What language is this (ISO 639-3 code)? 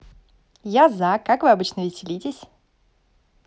rus